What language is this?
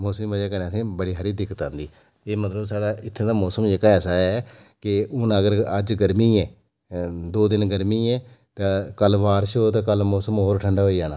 Dogri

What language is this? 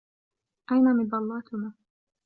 Arabic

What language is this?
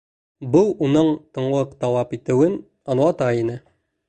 Bashkir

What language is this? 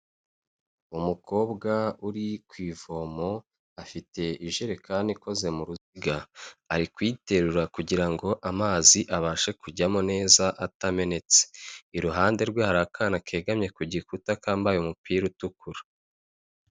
Kinyarwanda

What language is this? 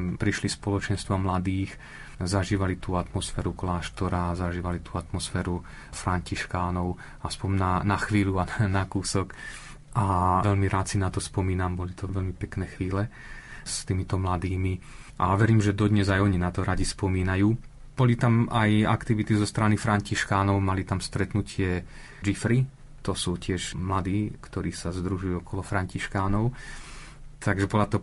Slovak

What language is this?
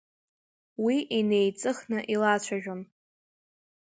Abkhazian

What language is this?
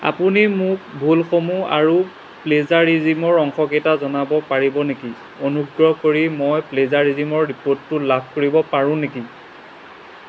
Assamese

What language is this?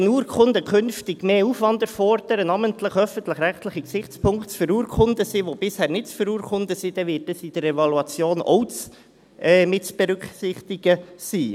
Swiss German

